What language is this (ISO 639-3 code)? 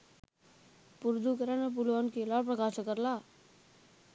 sin